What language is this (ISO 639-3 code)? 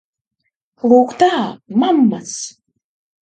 lav